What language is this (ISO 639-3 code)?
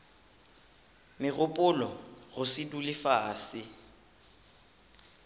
nso